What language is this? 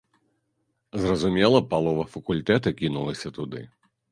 Belarusian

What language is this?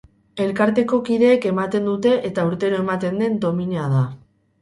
Basque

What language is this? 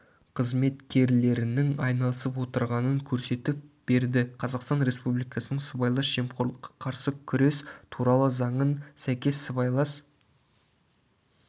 Kazakh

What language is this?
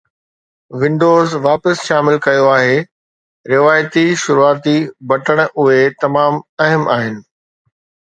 Sindhi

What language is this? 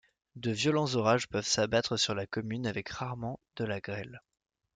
French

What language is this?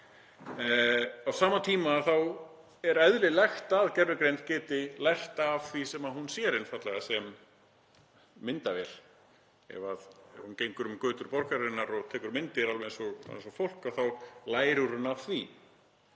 Icelandic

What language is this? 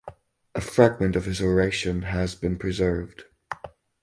English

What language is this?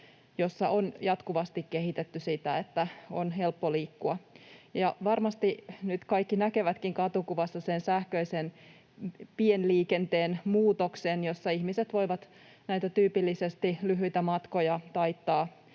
Finnish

